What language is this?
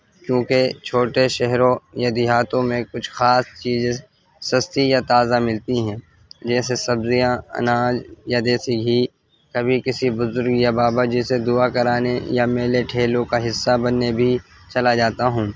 Urdu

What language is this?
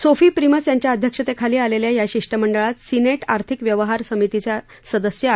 Marathi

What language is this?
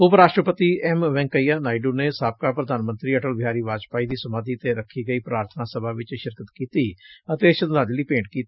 Punjabi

